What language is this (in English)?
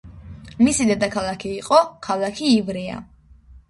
Georgian